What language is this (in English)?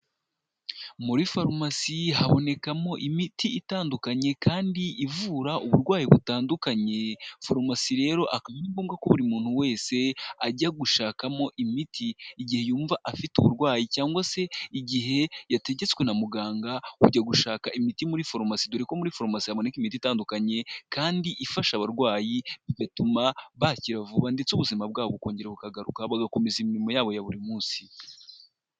Kinyarwanda